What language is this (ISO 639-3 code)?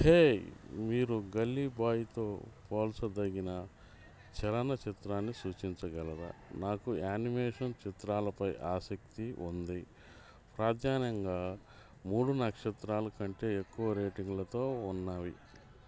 tel